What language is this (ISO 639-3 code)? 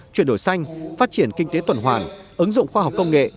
vie